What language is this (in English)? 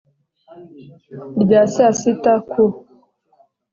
Kinyarwanda